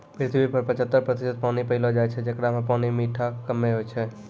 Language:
Maithili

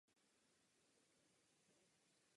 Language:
Czech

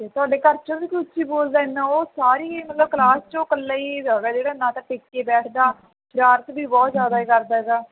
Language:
Punjabi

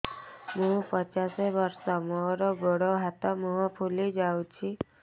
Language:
Odia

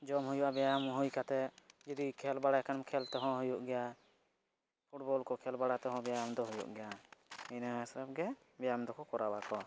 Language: Santali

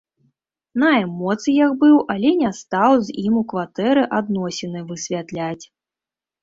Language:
Belarusian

